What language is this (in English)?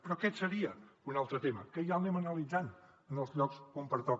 Catalan